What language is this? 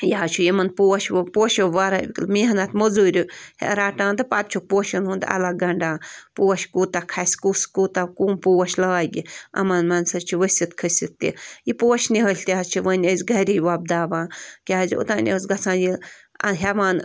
Kashmiri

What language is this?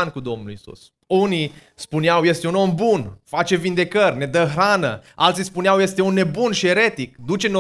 Romanian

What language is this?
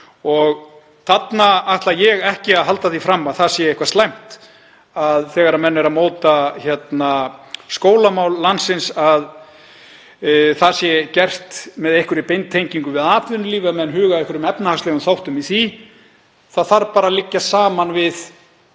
Icelandic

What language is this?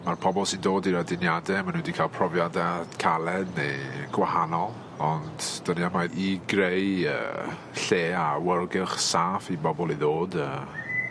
Welsh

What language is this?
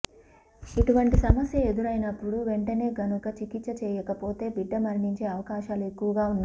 Telugu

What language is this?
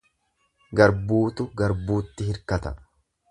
Oromo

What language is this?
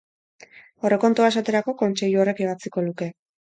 Basque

